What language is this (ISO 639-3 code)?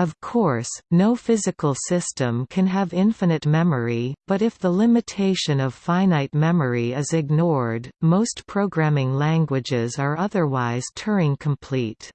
eng